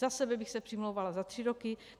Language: Czech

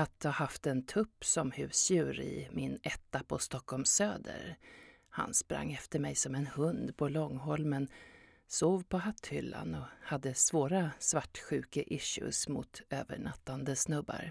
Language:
Swedish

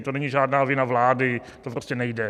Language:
Czech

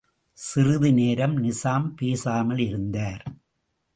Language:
Tamil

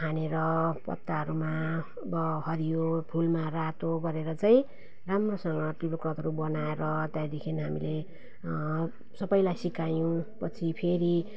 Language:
Nepali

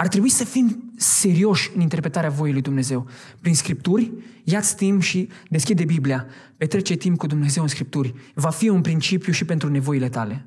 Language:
Romanian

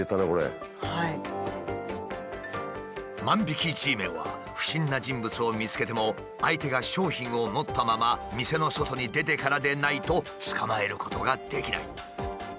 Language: Japanese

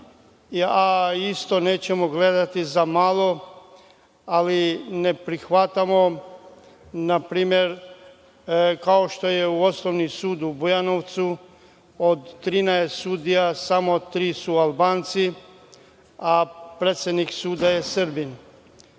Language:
Serbian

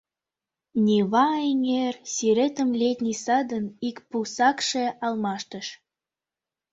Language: Mari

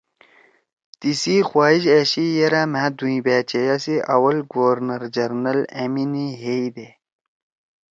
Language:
Torwali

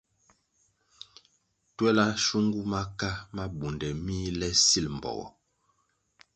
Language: Kwasio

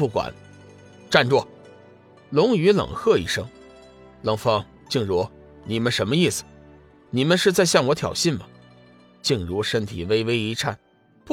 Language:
Chinese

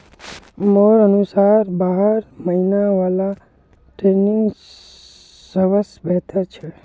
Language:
Magahi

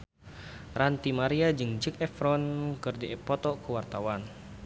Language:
Sundanese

